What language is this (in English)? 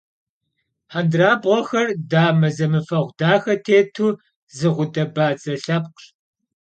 Kabardian